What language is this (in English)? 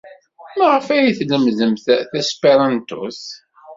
Kabyle